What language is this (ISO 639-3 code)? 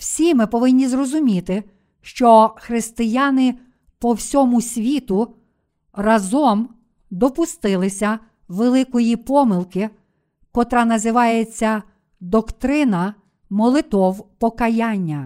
ukr